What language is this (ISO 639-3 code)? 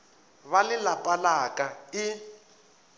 nso